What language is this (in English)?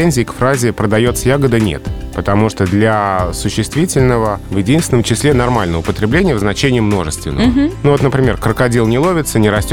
Russian